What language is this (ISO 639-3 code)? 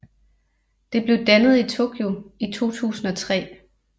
dan